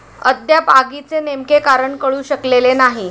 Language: Marathi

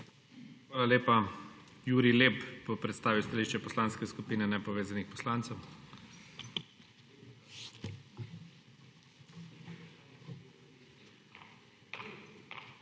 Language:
Slovenian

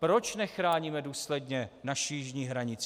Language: Czech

